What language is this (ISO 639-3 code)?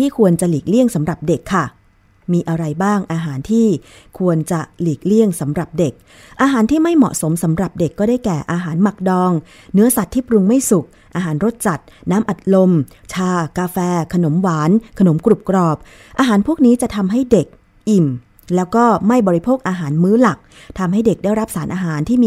tha